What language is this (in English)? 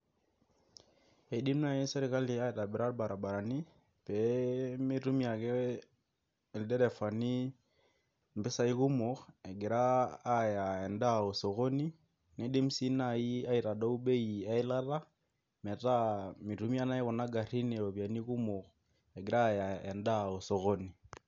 Masai